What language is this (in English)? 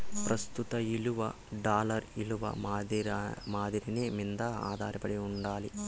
Telugu